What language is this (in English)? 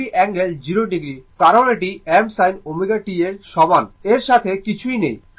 Bangla